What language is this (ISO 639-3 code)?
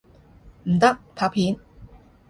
yue